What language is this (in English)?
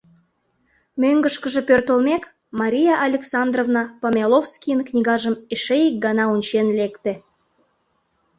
Mari